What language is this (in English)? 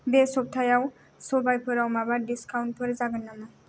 Bodo